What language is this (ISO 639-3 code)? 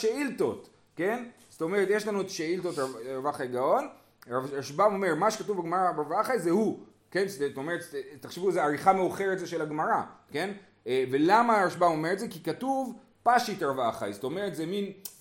heb